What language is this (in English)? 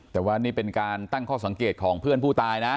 Thai